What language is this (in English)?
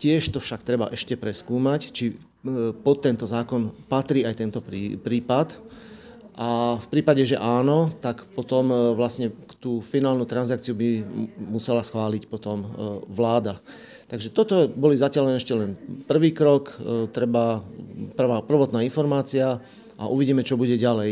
Slovak